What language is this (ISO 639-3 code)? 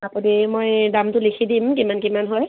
asm